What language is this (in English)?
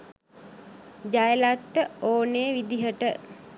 Sinhala